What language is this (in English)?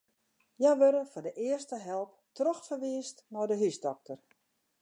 Western Frisian